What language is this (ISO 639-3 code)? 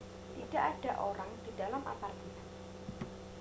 ind